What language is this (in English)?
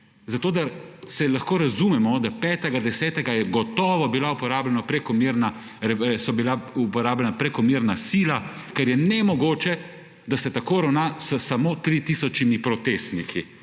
Slovenian